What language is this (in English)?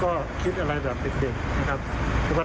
Thai